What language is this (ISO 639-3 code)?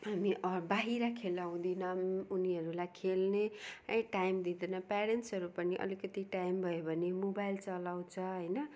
nep